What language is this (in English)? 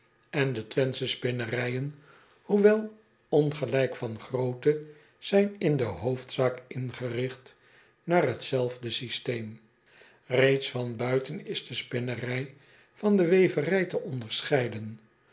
Dutch